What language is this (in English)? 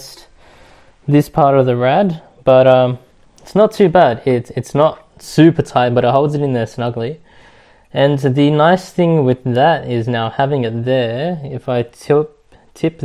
English